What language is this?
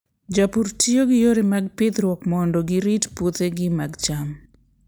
Luo (Kenya and Tanzania)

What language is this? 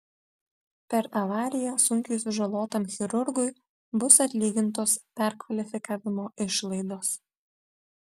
Lithuanian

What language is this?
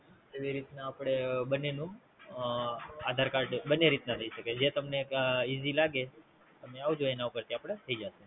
Gujarati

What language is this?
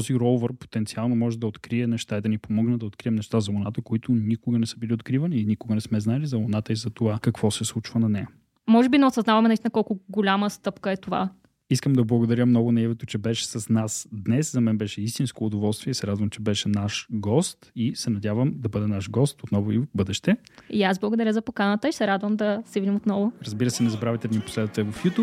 Bulgarian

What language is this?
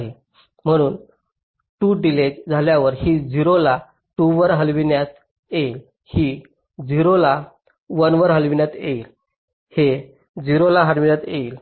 Marathi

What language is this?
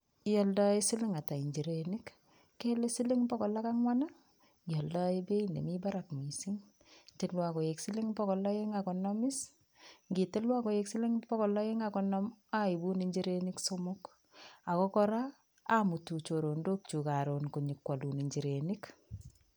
Kalenjin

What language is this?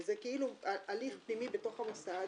Hebrew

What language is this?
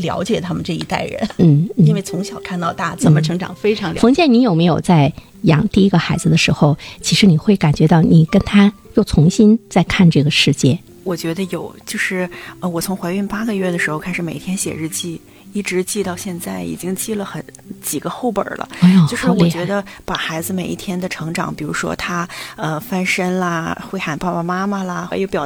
Chinese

